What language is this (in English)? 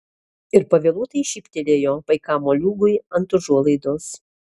Lithuanian